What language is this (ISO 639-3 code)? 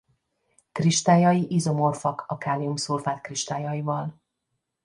hun